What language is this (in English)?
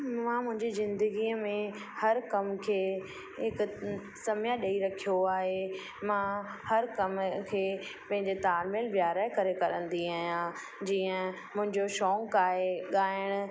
Sindhi